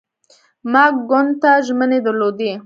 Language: Pashto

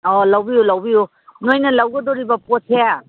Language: Manipuri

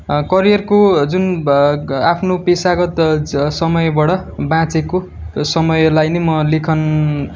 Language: Nepali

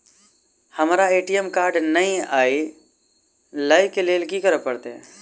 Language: Maithili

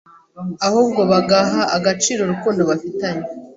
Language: Kinyarwanda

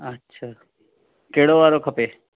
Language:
Sindhi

